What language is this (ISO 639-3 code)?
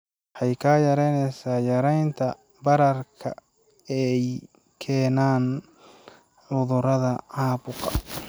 som